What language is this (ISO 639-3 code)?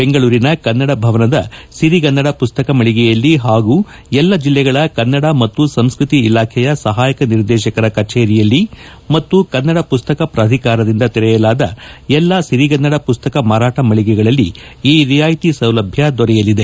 kan